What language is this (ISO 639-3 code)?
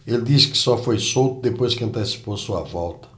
por